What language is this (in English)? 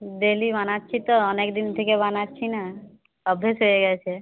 Bangla